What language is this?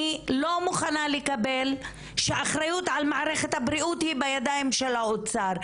Hebrew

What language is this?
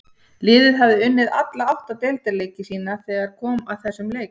Icelandic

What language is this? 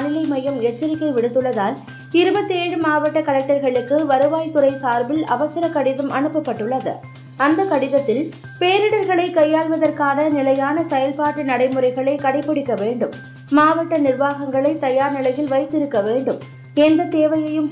Tamil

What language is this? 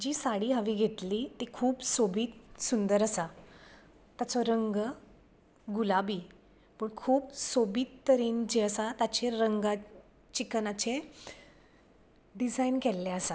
Konkani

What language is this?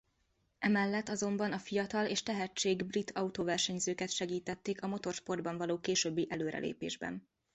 Hungarian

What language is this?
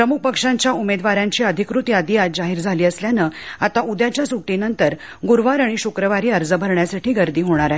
Marathi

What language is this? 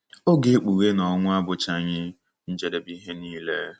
Igbo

